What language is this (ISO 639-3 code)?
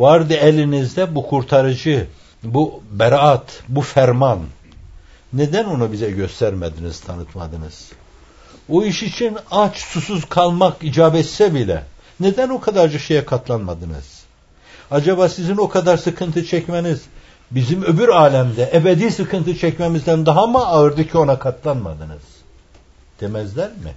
tur